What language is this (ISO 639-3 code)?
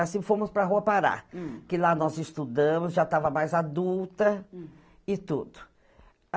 por